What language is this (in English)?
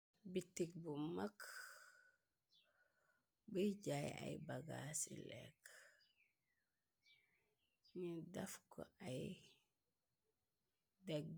Wolof